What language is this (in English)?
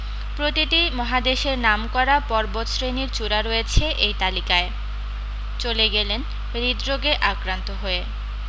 Bangla